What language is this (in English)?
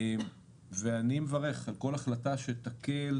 Hebrew